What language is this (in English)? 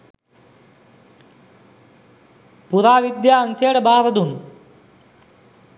Sinhala